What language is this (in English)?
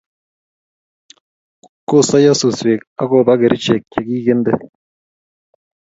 Kalenjin